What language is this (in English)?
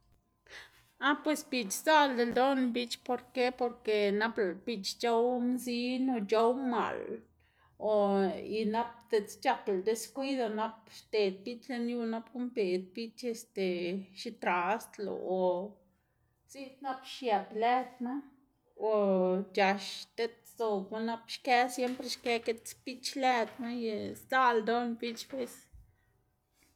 Xanaguía Zapotec